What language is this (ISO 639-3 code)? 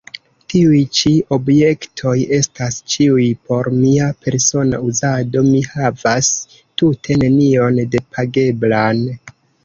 epo